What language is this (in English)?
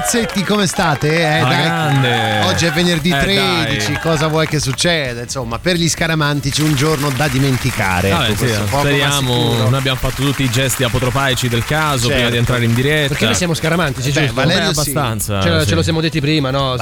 Italian